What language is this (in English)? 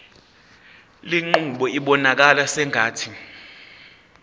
Zulu